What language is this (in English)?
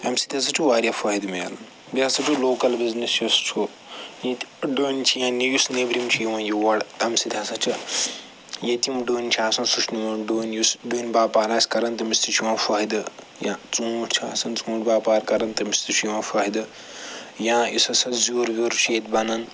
Kashmiri